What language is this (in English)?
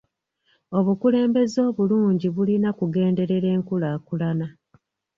Ganda